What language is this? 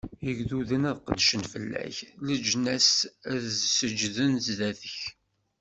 Kabyle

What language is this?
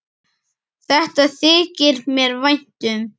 Icelandic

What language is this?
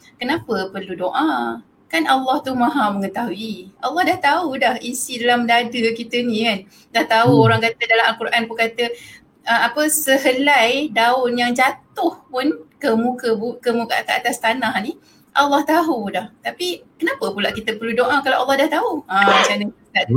Malay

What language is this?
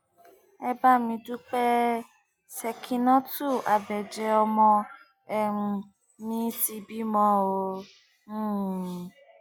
Yoruba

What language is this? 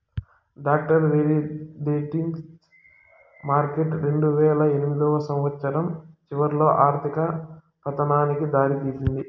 Telugu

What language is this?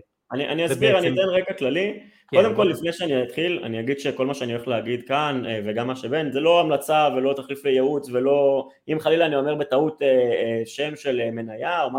Hebrew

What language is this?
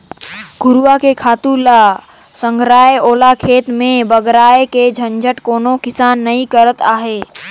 Chhattisgarhi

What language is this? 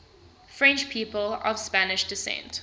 English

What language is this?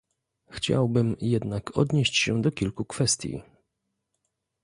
Polish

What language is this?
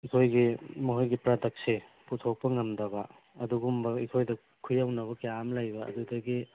Manipuri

